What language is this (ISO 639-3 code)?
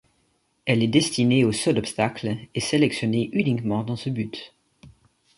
fra